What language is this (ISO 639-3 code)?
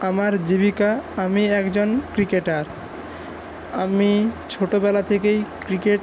ben